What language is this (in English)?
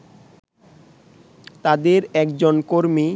Bangla